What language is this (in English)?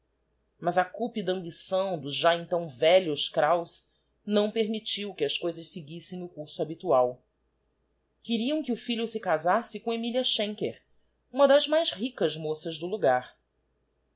Portuguese